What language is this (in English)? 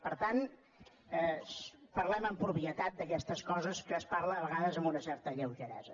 Catalan